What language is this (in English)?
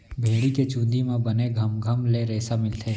Chhattisgarhi